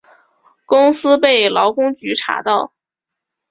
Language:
Chinese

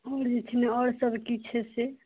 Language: Maithili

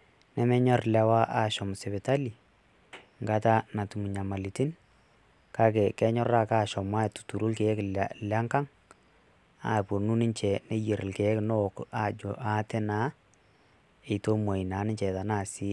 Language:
Masai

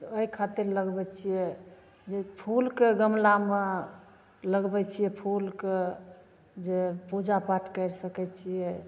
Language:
Maithili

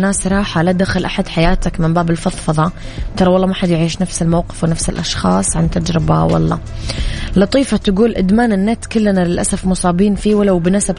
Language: Arabic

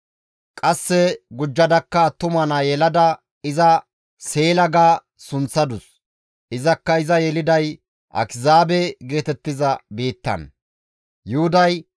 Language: Gamo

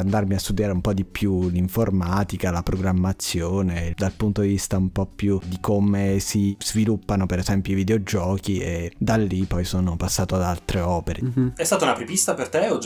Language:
Italian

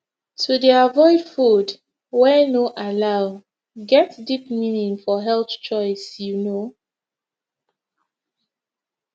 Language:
Nigerian Pidgin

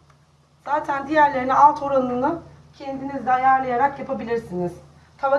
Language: Turkish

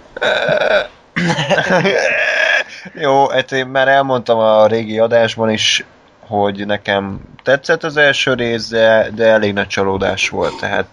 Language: Hungarian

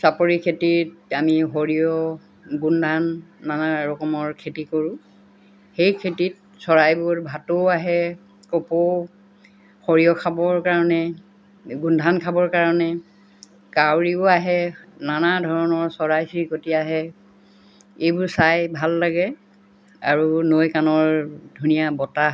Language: Assamese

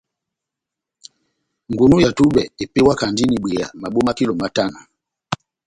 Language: Batanga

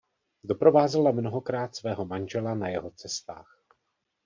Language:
Czech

